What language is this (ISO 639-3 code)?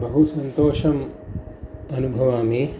san